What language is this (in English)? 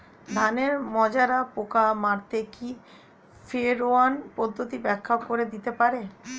Bangla